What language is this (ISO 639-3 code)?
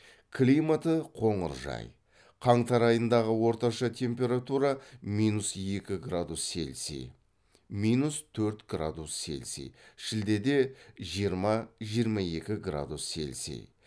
kaz